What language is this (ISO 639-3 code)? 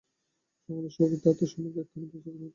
ben